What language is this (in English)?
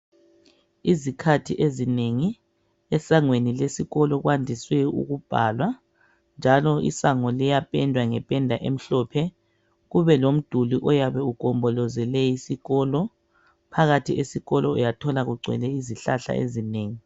North Ndebele